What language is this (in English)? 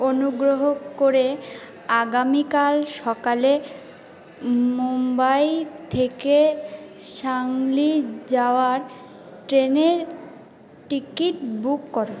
Bangla